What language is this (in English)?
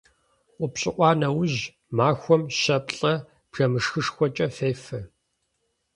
Kabardian